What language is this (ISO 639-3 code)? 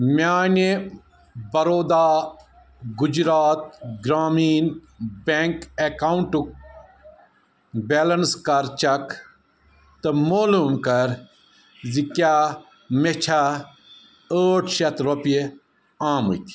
kas